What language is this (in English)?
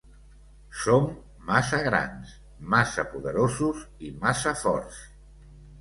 Catalan